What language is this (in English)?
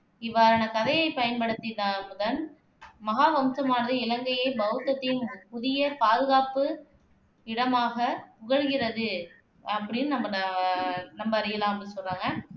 Tamil